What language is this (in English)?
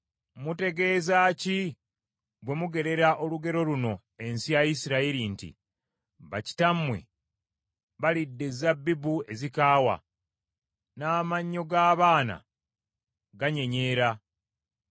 Ganda